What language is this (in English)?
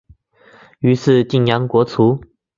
Chinese